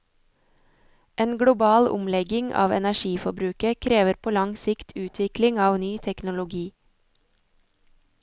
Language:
Norwegian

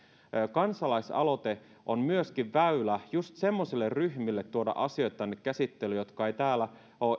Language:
Finnish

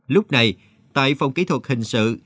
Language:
Vietnamese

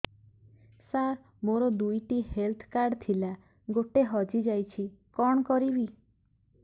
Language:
Odia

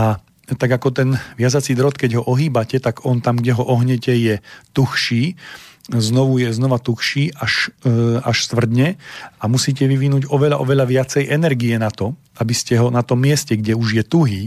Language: Slovak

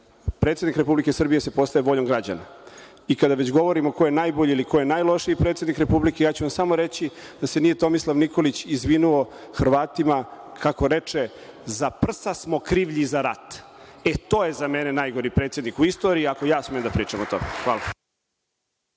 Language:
Serbian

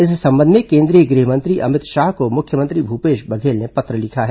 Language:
Hindi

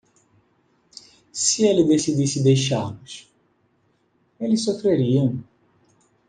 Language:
Portuguese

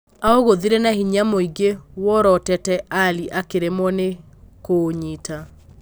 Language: Kikuyu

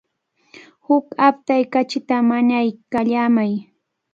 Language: Cajatambo North Lima Quechua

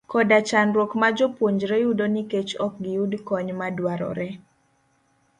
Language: Luo (Kenya and Tanzania)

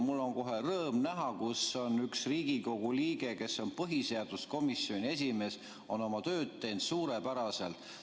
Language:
Estonian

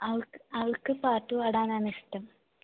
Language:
Malayalam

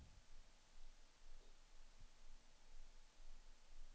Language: Swedish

